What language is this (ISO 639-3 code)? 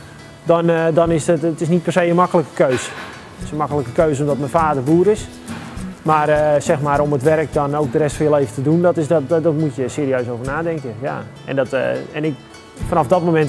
nld